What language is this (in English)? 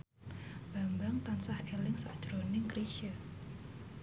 Javanese